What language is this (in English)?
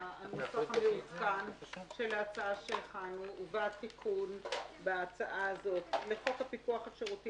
Hebrew